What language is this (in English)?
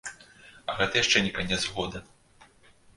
Belarusian